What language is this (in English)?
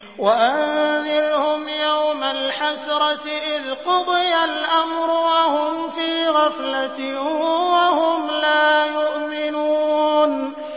Arabic